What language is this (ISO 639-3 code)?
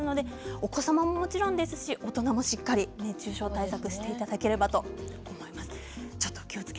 jpn